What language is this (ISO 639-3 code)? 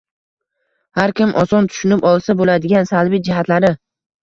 uzb